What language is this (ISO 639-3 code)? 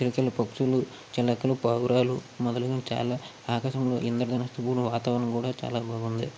tel